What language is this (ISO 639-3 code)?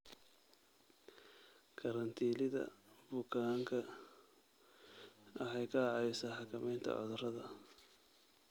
som